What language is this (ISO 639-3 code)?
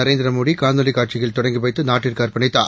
tam